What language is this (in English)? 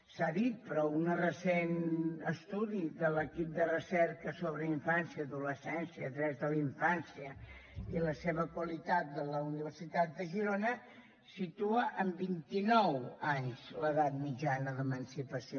Catalan